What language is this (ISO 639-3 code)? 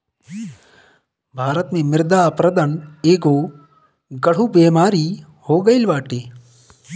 bho